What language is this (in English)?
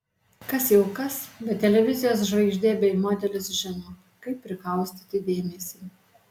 Lithuanian